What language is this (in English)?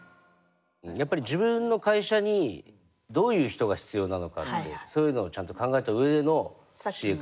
Japanese